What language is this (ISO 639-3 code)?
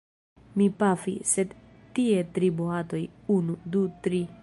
epo